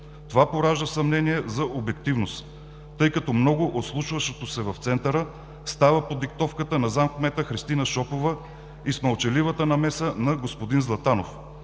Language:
Bulgarian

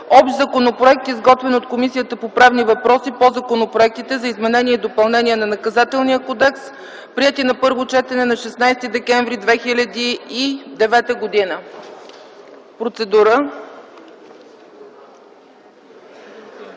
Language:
Bulgarian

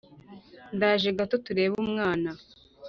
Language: Kinyarwanda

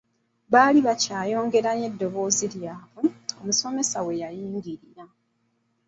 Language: Ganda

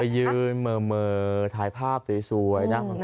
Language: Thai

